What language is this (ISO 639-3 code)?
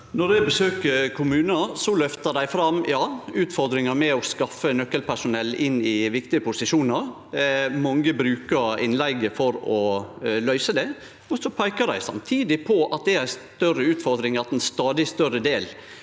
nor